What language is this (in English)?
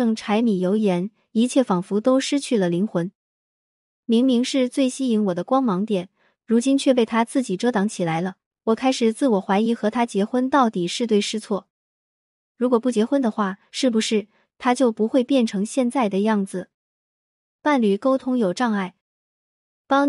Chinese